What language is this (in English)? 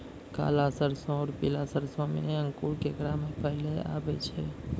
Maithili